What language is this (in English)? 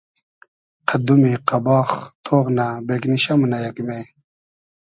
Hazaragi